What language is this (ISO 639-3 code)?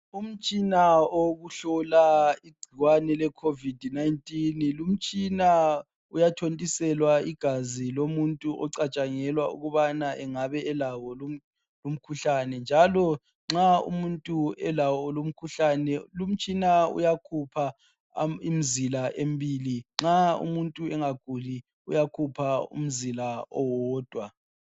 nde